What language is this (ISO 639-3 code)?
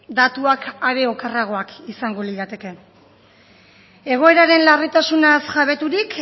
eus